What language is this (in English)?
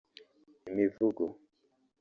Kinyarwanda